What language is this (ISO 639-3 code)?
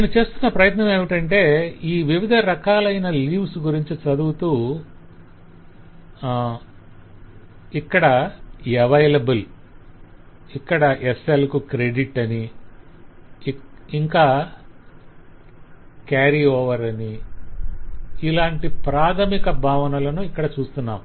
tel